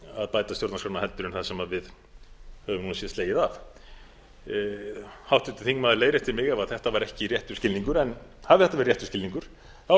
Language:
Icelandic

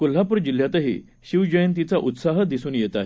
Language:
Marathi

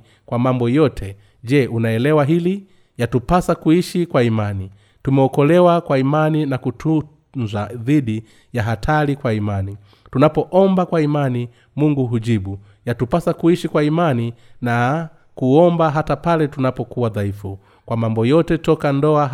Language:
Swahili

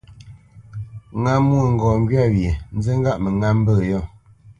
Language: Bamenyam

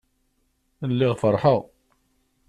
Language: Kabyle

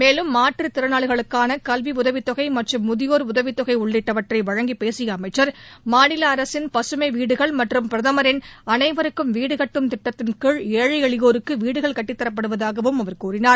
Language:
Tamil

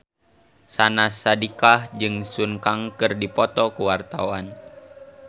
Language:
Sundanese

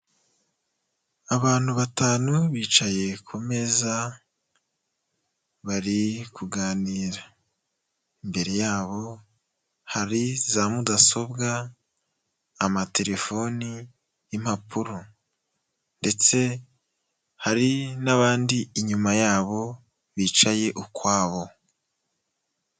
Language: Kinyarwanda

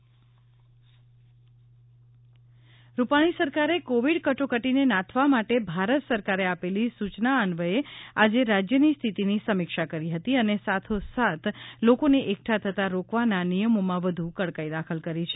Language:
Gujarati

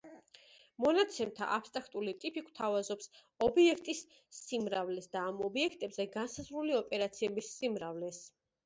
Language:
Georgian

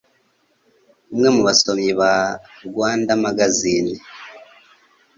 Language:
Kinyarwanda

